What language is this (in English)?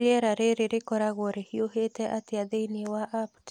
Kikuyu